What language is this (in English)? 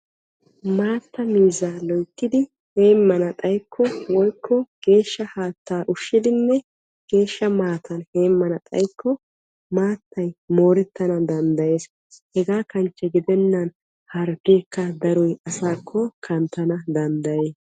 Wolaytta